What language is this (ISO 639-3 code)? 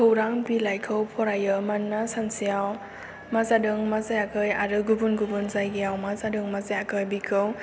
brx